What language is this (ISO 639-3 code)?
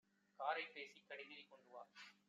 tam